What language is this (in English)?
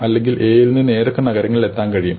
Malayalam